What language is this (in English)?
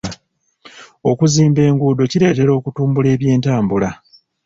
Ganda